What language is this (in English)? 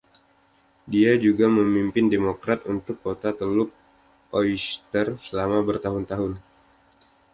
Indonesian